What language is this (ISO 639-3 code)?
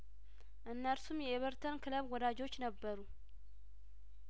amh